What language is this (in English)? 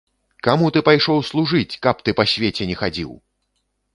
Belarusian